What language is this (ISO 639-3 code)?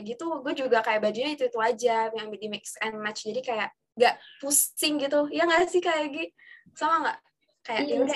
ind